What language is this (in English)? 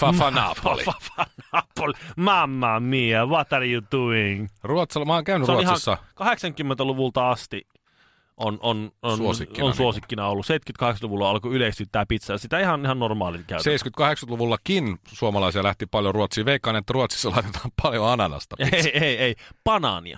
Finnish